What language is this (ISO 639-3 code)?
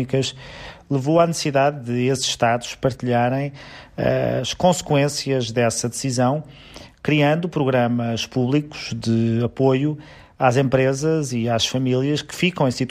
por